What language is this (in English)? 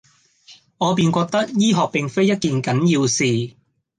Cantonese